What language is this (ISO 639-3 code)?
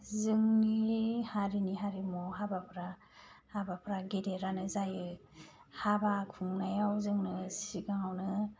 brx